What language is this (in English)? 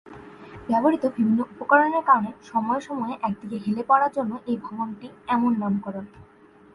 Bangla